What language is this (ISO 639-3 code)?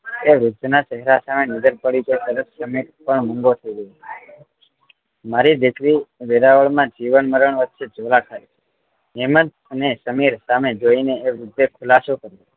guj